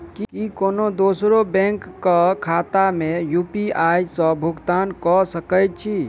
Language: Maithili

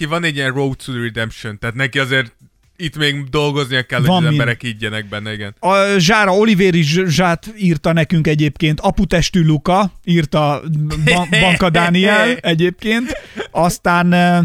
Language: Hungarian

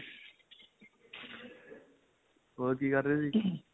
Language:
Punjabi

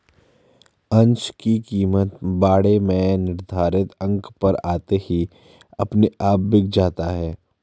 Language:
Hindi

